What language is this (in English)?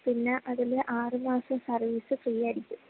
Malayalam